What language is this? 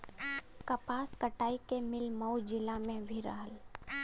Bhojpuri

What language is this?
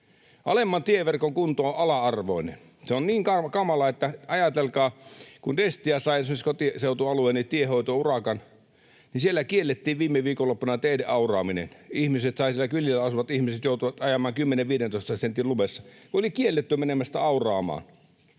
Finnish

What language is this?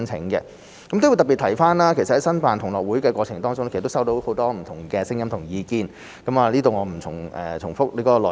Cantonese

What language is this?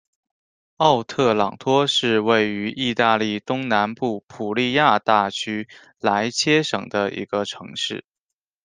Chinese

